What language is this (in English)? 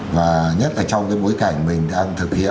Vietnamese